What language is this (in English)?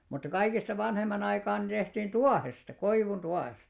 Finnish